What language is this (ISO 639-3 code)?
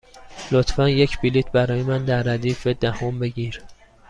fas